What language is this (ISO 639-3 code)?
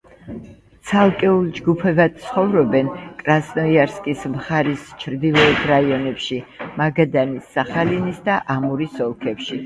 kat